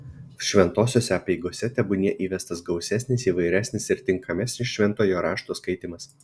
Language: Lithuanian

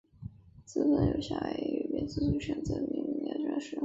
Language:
Chinese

